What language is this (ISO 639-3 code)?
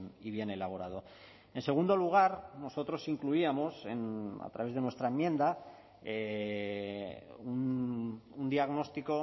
spa